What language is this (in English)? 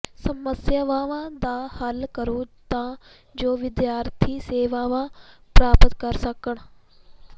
Punjabi